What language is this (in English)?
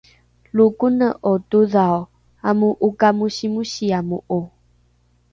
Rukai